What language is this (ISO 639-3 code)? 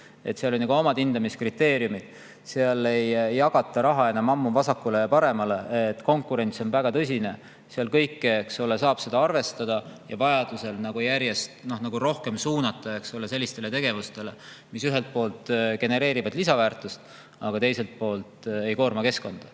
est